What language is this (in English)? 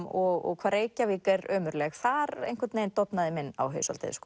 Icelandic